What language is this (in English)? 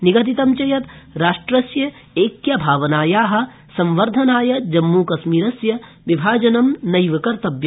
Sanskrit